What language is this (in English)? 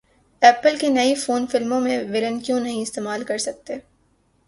Urdu